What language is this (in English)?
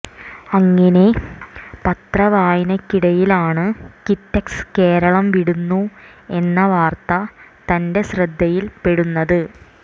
Malayalam